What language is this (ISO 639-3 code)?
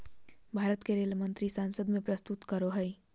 mag